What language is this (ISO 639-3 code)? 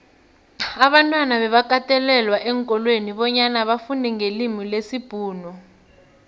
nbl